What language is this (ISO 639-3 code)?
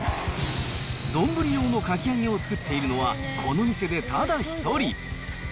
jpn